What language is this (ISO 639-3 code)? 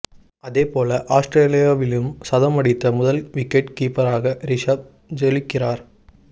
tam